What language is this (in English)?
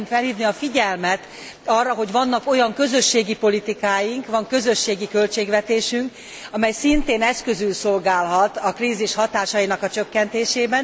Hungarian